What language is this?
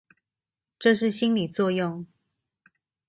Chinese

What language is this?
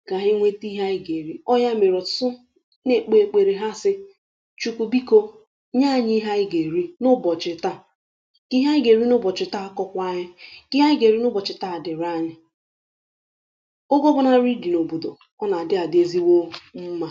Igbo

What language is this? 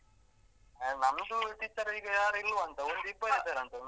Kannada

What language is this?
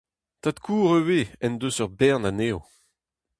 Breton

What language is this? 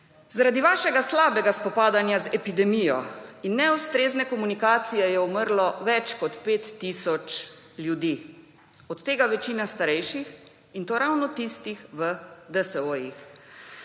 Slovenian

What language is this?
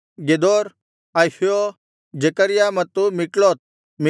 Kannada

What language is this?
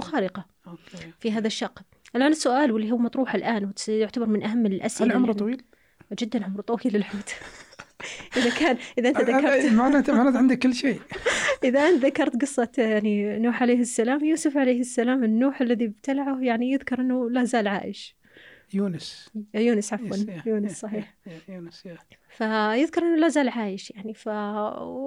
Arabic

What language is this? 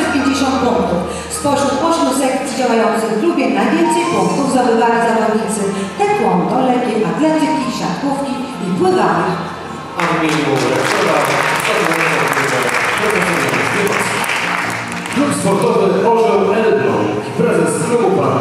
Polish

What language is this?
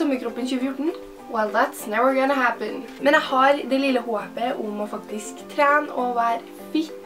Norwegian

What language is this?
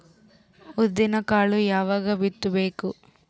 Kannada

